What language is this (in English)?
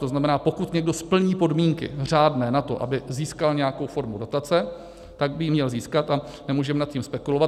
Czech